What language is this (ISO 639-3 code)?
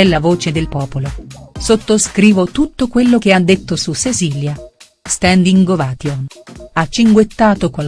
ita